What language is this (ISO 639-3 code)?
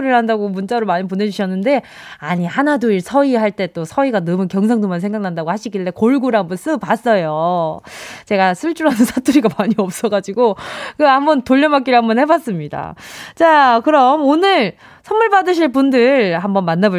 kor